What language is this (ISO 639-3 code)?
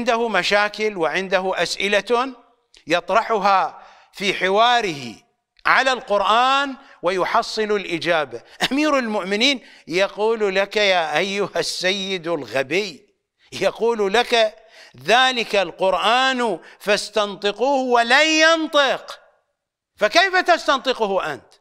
ara